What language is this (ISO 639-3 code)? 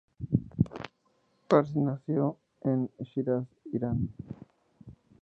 spa